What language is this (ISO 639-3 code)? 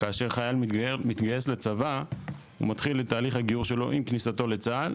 heb